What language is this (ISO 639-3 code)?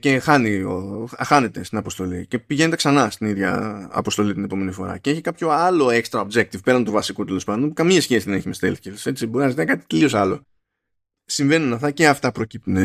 ell